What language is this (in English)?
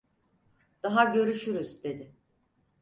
Turkish